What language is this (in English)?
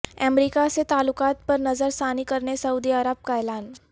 Urdu